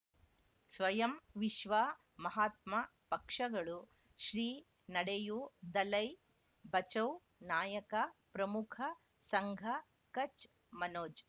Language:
Kannada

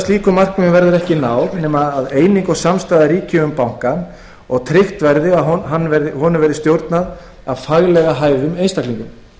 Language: Icelandic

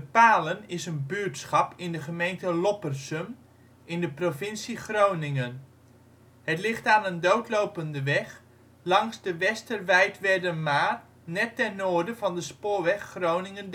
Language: Dutch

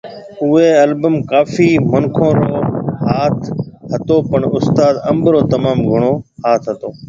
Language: Marwari (Pakistan)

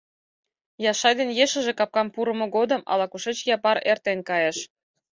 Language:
Mari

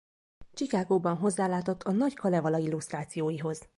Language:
Hungarian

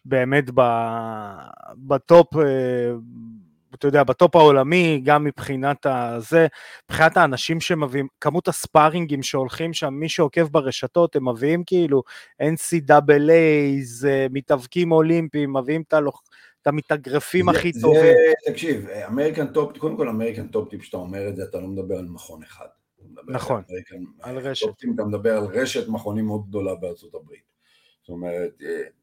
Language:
Hebrew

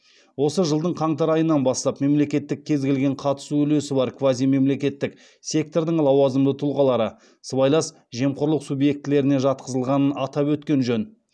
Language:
Kazakh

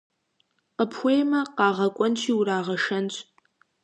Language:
Kabardian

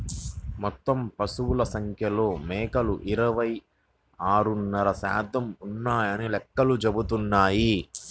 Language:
Telugu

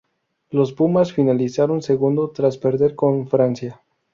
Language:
Spanish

